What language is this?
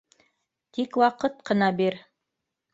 Bashkir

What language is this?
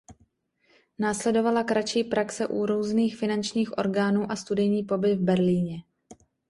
Czech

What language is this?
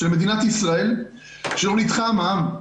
Hebrew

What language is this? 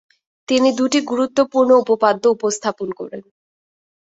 Bangla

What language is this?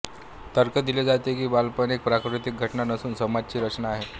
Marathi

